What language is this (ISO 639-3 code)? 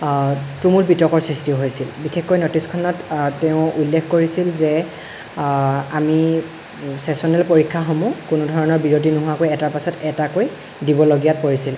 asm